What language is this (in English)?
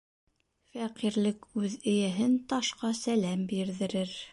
Bashkir